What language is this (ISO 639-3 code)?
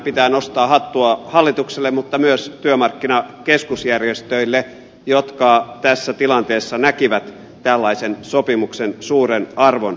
fin